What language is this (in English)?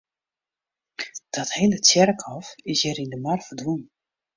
Western Frisian